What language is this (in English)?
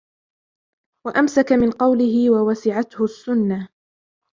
Arabic